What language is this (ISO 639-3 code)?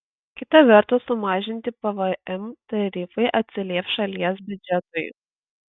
lit